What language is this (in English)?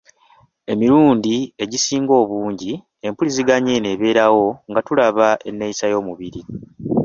Ganda